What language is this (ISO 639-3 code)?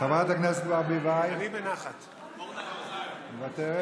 heb